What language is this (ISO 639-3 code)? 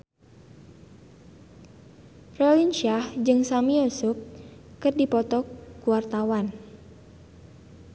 sun